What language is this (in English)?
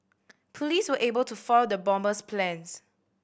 English